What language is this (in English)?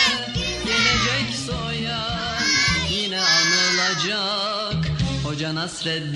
Turkish